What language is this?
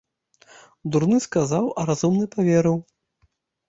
Belarusian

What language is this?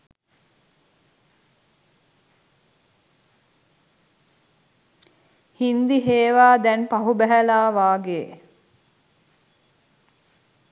Sinhala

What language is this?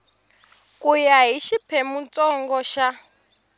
Tsonga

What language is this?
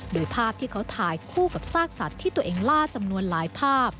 Thai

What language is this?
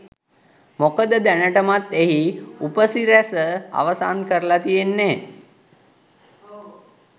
Sinhala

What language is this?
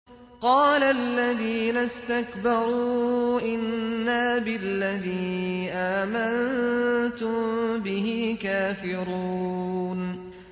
Arabic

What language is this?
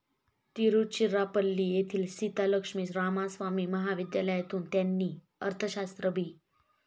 Marathi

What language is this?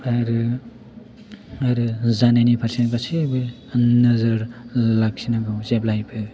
Bodo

